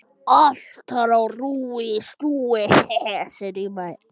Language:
Icelandic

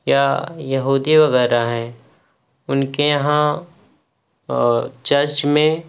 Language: Urdu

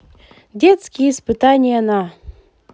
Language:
Russian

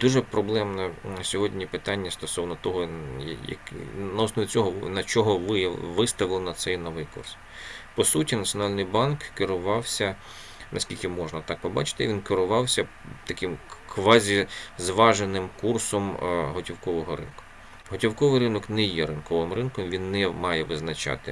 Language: Ukrainian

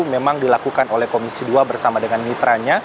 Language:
Indonesian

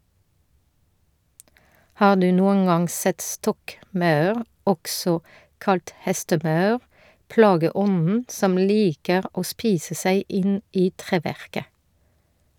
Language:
Norwegian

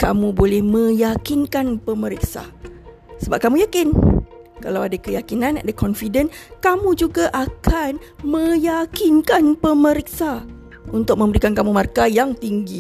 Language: Malay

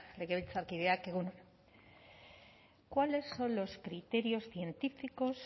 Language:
Spanish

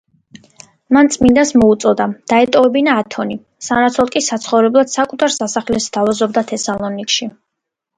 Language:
Georgian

